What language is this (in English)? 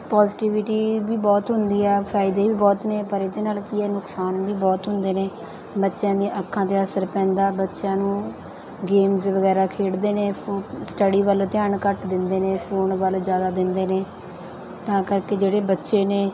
Punjabi